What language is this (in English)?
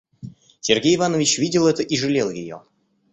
Russian